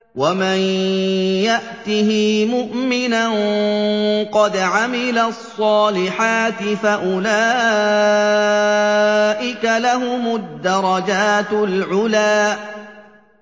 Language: Arabic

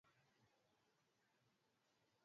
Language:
Swahili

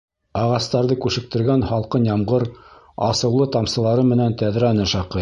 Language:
Bashkir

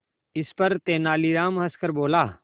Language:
Hindi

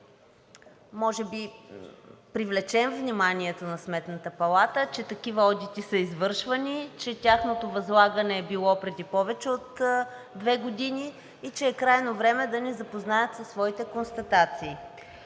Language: Bulgarian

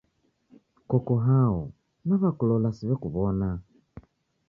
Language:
Taita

